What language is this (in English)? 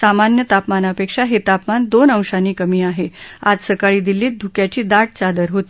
Marathi